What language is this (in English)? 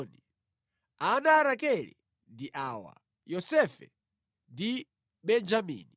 Nyanja